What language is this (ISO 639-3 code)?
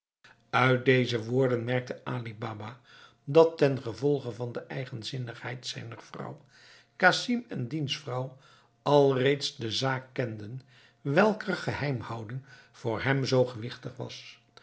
nld